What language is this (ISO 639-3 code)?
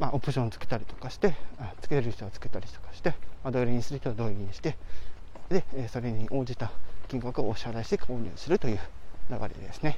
jpn